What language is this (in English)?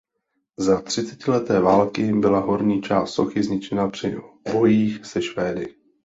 Czech